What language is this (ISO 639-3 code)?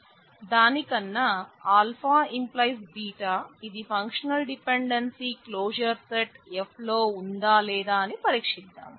tel